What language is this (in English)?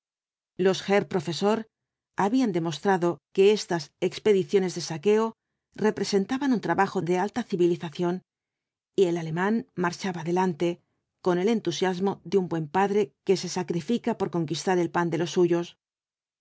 Spanish